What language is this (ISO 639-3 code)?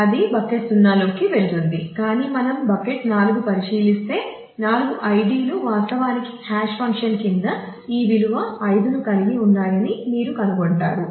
tel